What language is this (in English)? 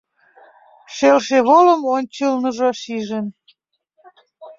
Mari